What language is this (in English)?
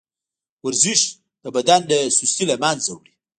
Pashto